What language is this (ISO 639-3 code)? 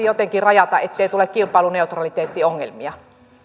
fin